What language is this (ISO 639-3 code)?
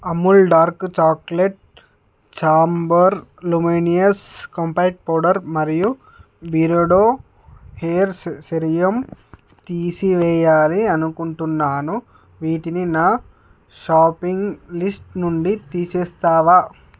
tel